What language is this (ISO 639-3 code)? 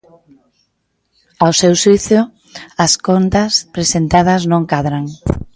glg